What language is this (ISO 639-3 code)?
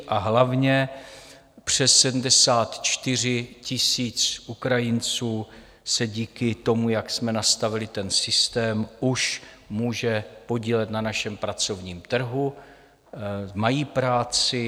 ces